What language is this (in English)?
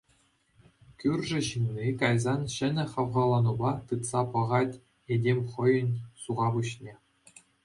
Chuvash